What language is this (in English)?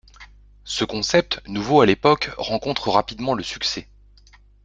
French